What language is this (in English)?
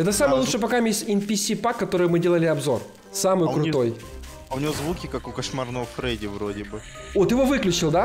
Russian